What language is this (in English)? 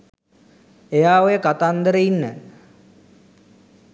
Sinhala